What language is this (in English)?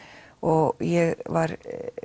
Icelandic